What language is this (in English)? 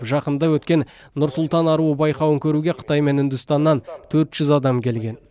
Kazakh